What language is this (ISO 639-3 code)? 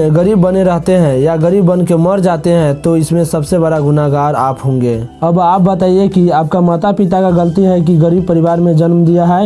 hin